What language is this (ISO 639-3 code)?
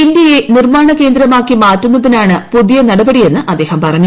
mal